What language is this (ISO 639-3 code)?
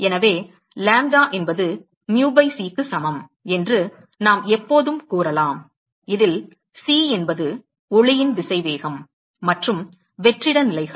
tam